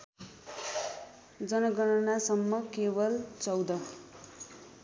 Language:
Nepali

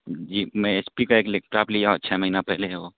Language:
Urdu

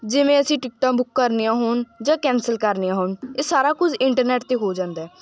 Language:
Punjabi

